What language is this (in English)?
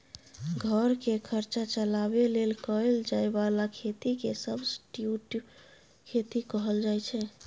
Maithili